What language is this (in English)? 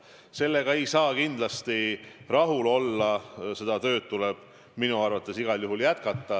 Estonian